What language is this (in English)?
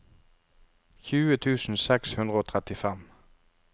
Norwegian